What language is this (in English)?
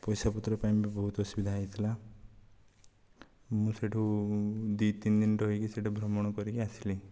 Odia